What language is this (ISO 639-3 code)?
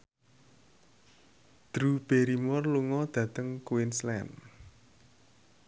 jav